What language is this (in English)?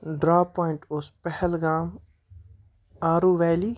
Kashmiri